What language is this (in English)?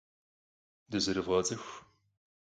Kabardian